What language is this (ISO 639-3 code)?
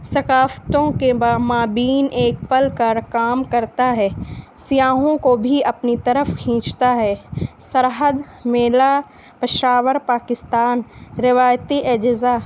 urd